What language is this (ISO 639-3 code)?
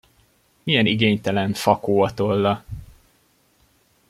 hun